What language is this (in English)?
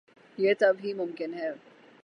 Urdu